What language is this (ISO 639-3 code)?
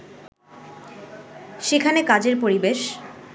ben